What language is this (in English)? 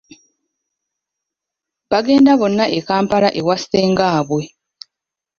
Ganda